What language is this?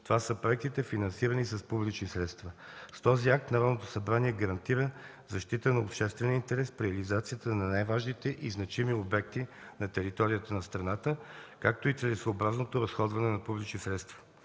Bulgarian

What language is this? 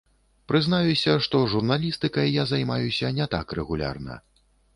Belarusian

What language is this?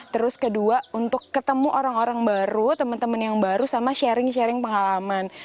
Indonesian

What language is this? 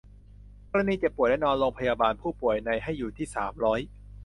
Thai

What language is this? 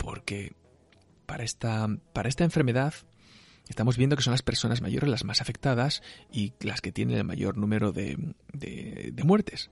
Spanish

